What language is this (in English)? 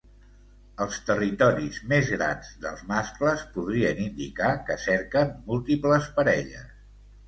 Catalan